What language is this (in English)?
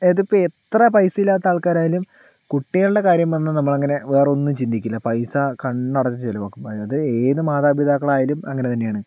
Malayalam